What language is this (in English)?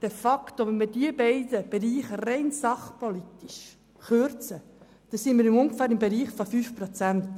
Swiss German